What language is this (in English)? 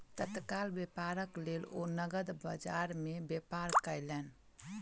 Maithili